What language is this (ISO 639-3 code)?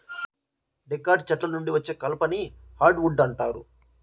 tel